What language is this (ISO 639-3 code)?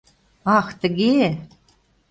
chm